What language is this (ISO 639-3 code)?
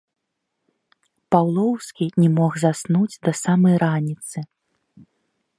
bel